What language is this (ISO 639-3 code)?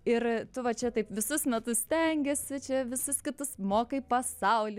lit